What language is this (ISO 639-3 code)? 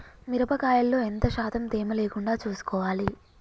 tel